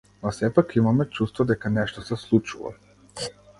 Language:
Macedonian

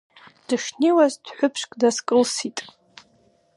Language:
Abkhazian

